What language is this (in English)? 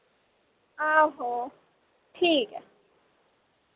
Dogri